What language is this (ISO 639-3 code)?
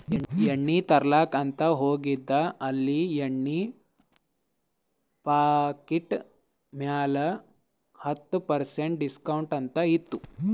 kan